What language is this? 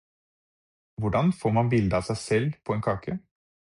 Norwegian Bokmål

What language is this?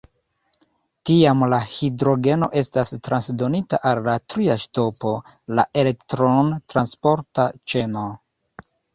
Esperanto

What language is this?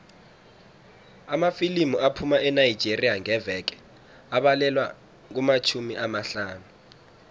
South Ndebele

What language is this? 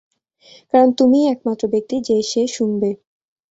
Bangla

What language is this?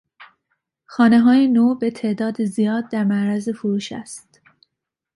Persian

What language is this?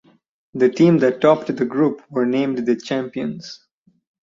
English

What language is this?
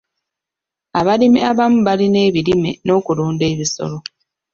Ganda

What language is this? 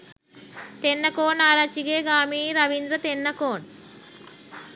Sinhala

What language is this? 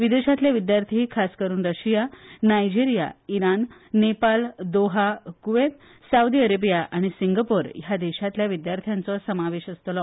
Konkani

